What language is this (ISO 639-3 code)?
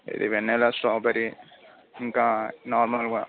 tel